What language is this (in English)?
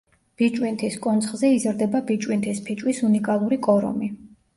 Georgian